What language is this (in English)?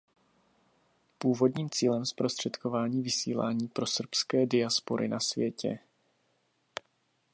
Czech